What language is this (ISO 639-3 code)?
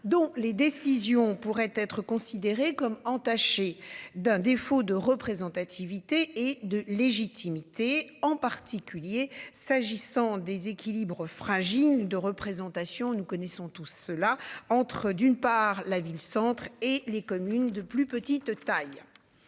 fra